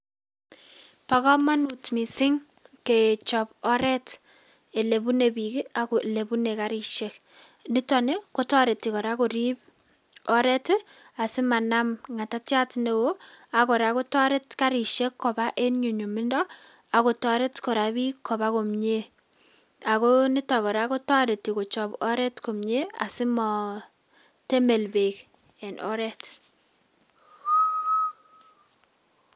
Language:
Kalenjin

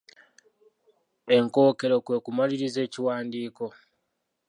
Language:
Ganda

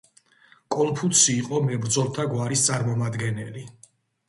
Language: Georgian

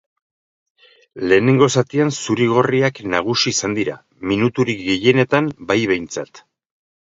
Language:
Basque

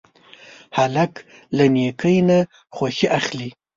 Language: Pashto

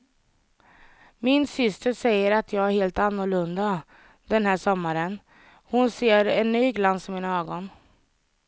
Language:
Swedish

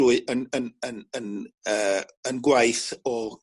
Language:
Welsh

